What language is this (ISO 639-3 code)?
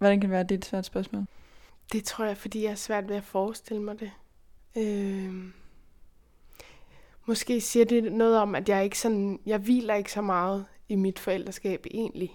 dan